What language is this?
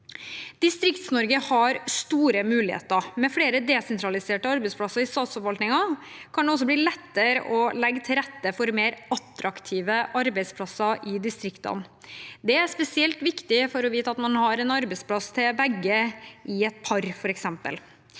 Norwegian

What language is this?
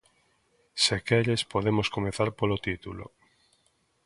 Galician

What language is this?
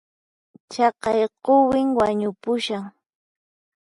Puno Quechua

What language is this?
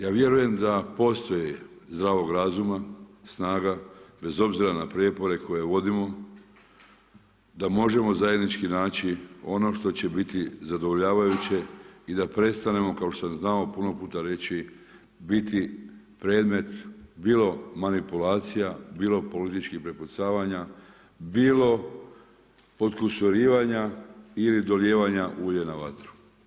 Croatian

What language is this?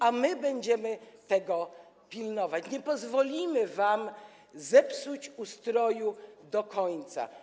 Polish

